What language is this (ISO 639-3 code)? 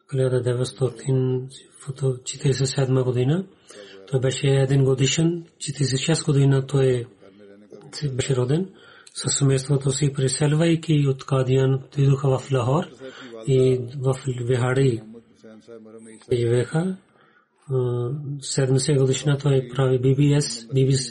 bul